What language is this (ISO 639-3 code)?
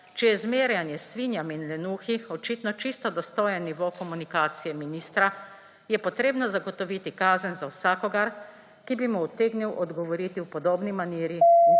slv